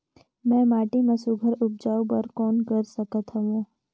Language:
Chhattisgarhi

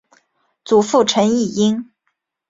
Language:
Chinese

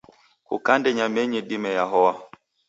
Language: Taita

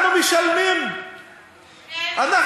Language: Hebrew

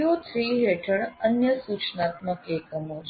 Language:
Gujarati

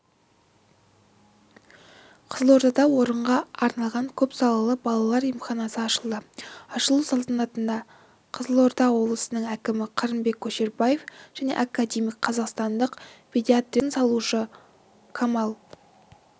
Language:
Kazakh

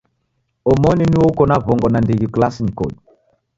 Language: Taita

